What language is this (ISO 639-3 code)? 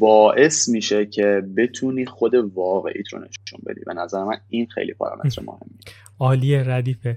fas